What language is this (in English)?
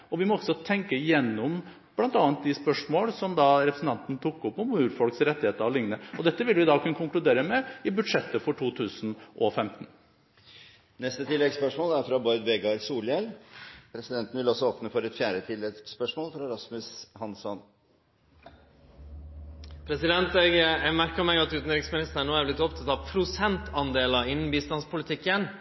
Norwegian